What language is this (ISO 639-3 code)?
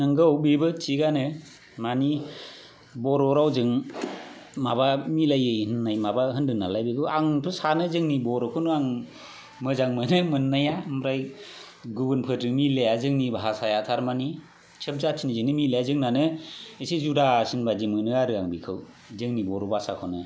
brx